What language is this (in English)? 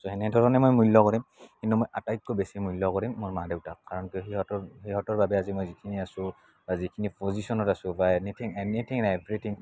Assamese